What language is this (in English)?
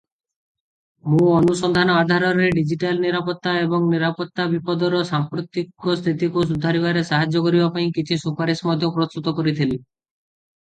Odia